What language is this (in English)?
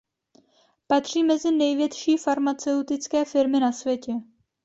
Czech